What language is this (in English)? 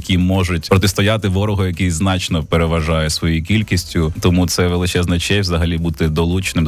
Ukrainian